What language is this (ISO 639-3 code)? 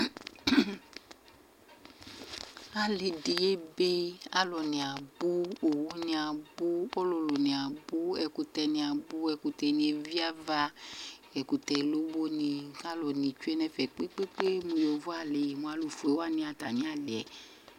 kpo